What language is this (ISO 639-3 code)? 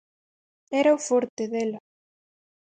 glg